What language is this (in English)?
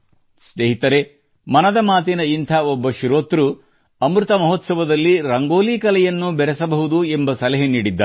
Kannada